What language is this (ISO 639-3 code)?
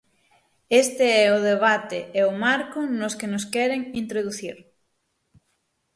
glg